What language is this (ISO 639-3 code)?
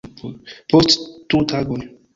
epo